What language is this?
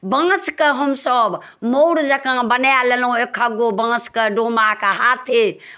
Maithili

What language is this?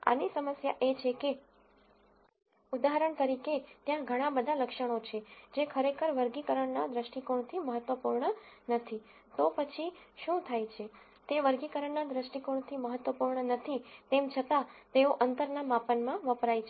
Gujarati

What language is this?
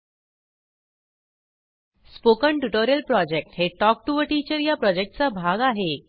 Marathi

